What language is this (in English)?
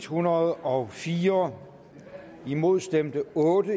Danish